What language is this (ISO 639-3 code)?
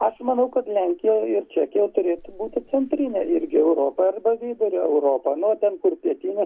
lit